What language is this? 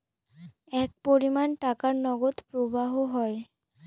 Bangla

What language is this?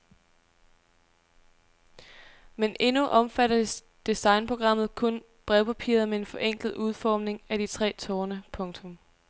Danish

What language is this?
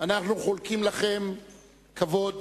Hebrew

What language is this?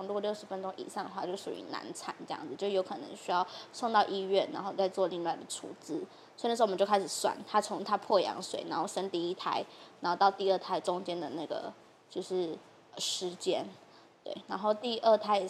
Chinese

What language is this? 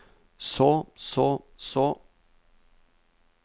Norwegian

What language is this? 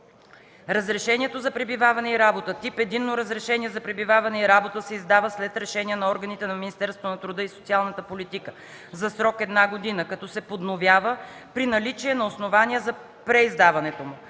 Bulgarian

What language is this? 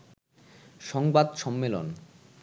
Bangla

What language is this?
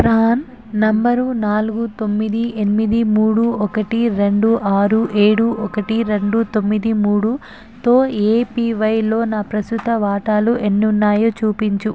Telugu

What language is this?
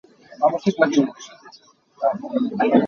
Hakha Chin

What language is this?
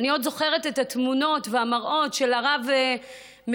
Hebrew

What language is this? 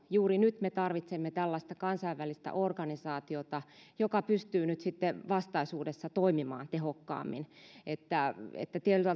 Finnish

